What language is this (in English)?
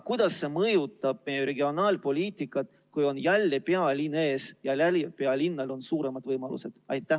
Estonian